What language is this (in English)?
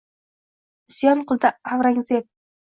Uzbek